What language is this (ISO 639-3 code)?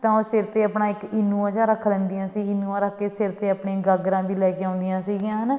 pan